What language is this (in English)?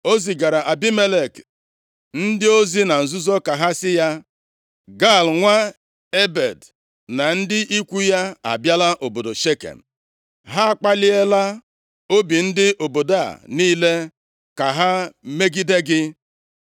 Igbo